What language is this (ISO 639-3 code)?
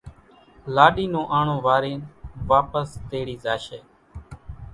gjk